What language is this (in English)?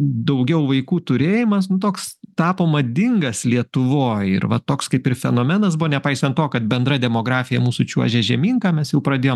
Lithuanian